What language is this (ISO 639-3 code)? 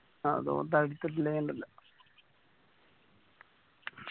mal